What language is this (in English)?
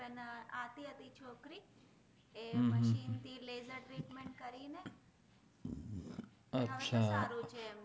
Gujarati